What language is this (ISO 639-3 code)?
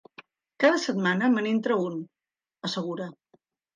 cat